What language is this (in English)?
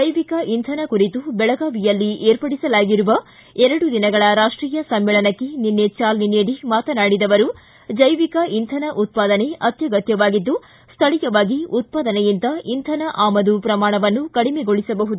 Kannada